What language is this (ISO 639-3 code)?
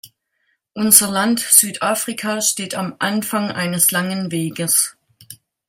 deu